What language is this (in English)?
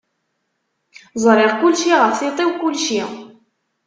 Kabyle